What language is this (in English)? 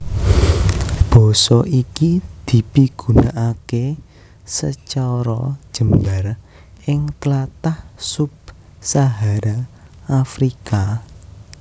Javanese